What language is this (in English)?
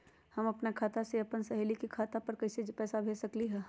Magahi